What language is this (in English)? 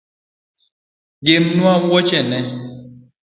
Luo (Kenya and Tanzania)